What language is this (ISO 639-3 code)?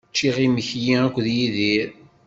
kab